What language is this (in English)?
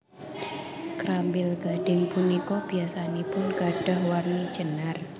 Javanese